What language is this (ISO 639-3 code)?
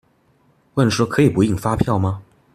zho